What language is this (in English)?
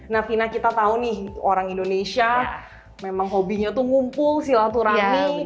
Indonesian